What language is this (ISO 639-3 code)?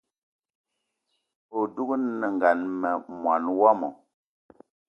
eto